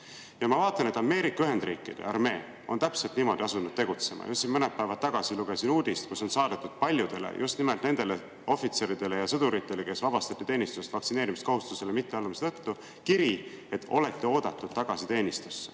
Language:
Estonian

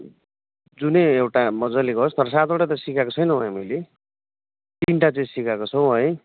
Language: Nepali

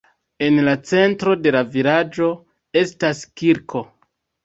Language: Esperanto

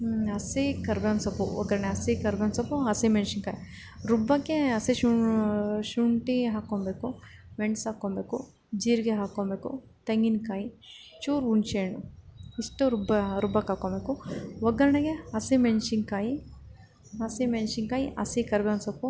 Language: Kannada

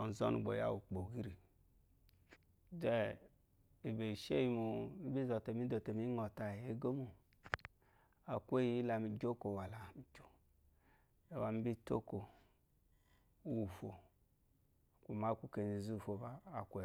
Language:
Eloyi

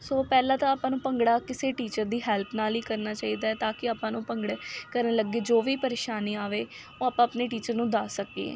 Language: Punjabi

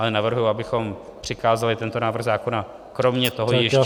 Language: Czech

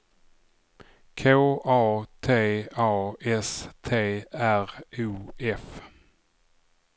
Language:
Swedish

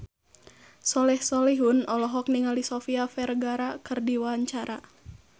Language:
Sundanese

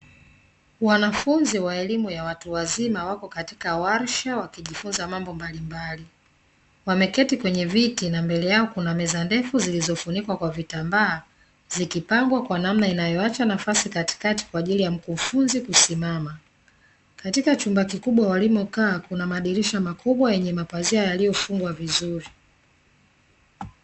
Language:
Swahili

